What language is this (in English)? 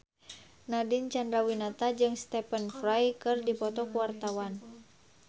Sundanese